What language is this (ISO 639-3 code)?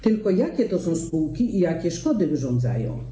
pol